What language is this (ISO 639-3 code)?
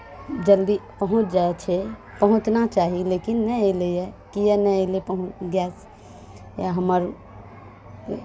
mai